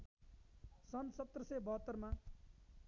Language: Nepali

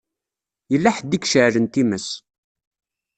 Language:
Kabyle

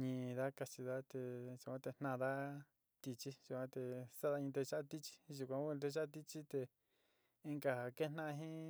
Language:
Sinicahua Mixtec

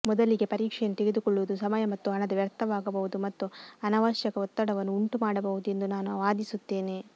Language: Kannada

